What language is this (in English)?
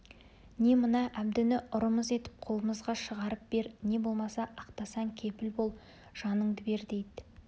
Kazakh